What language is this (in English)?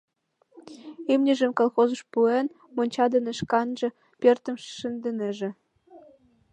Mari